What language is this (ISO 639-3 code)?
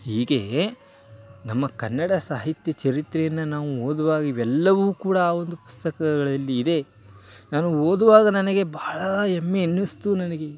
kan